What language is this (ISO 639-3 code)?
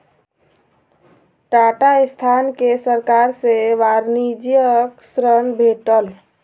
mai